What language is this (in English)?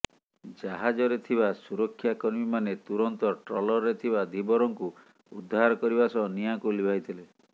Odia